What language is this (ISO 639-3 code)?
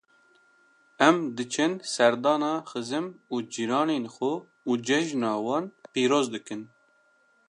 kur